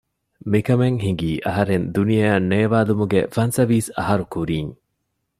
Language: Divehi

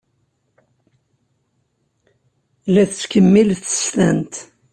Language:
Kabyle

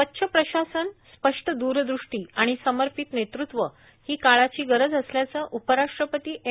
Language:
Marathi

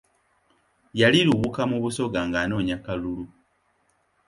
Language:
Ganda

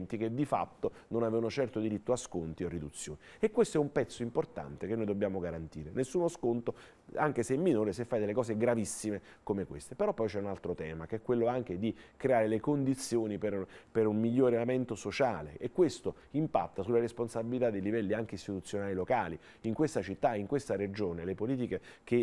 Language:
Italian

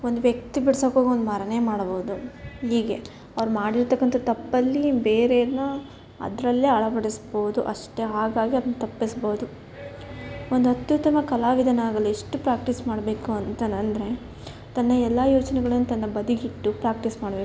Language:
Kannada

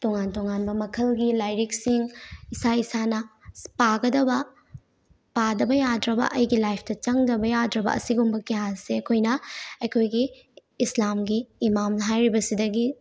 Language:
Manipuri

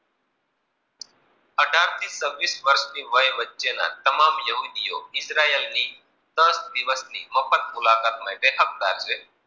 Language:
Gujarati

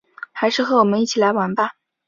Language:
Chinese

